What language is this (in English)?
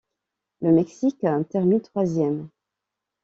French